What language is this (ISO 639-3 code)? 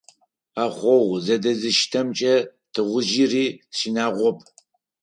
ady